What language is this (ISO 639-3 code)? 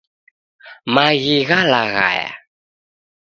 dav